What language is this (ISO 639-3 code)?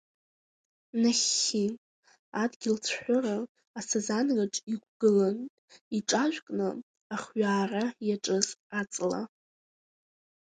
abk